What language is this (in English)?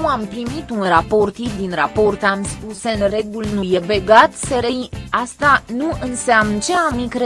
Romanian